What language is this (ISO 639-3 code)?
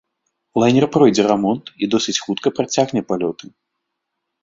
bel